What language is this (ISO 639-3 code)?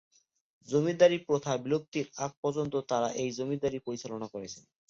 ben